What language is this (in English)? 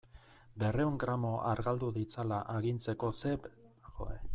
Basque